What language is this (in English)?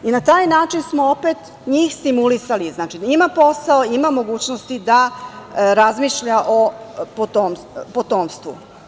Serbian